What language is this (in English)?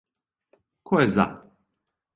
Serbian